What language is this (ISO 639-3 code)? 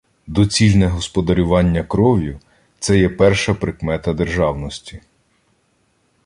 ukr